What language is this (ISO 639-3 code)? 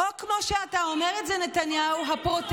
heb